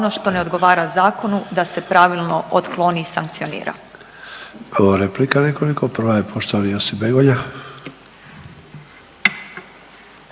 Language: Croatian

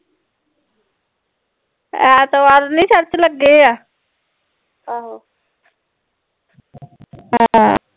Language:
Punjabi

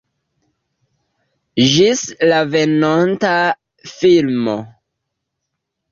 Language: Esperanto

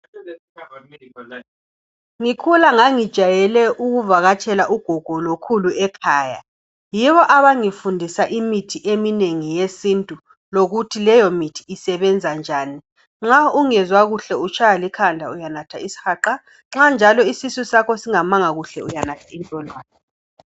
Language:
North Ndebele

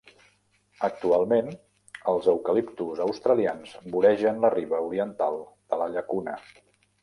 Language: Catalan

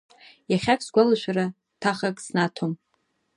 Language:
Abkhazian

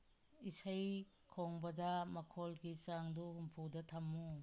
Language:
Manipuri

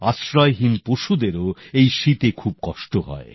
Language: Bangla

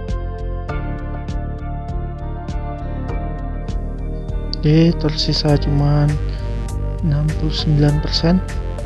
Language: Indonesian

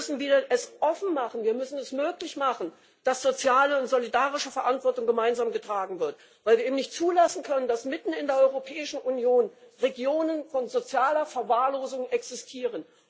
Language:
German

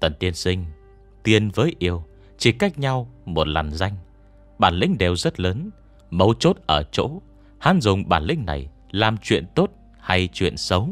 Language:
Vietnamese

